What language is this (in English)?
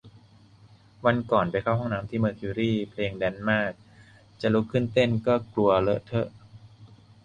Thai